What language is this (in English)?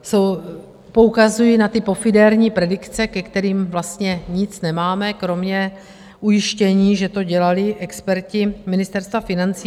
Czech